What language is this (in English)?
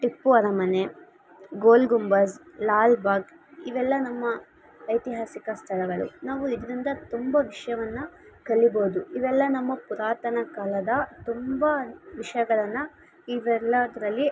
Kannada